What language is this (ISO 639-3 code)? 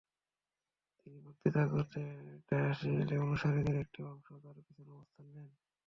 ben